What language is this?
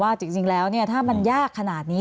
Thai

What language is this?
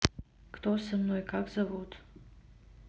Russian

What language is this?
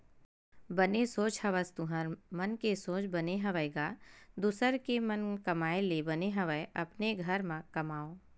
Chhattisgarhi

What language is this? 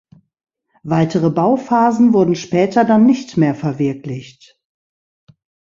German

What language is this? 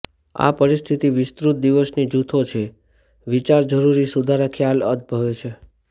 Gujarati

